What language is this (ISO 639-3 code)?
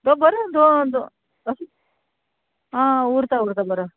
kok